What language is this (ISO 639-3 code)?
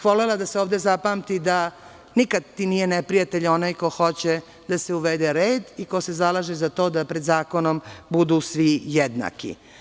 srp